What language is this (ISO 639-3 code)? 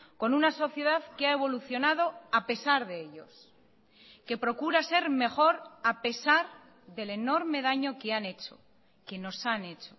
spa